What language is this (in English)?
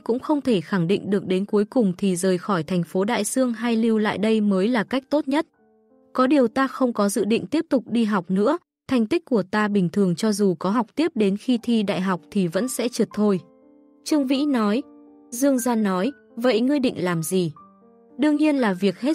Vietnamese